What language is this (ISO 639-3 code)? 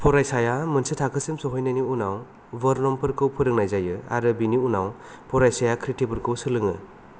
brx